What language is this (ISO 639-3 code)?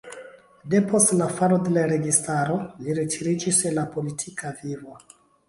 epo